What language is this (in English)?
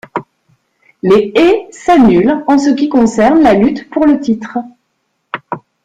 French